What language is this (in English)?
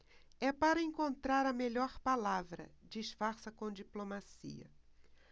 Portuguese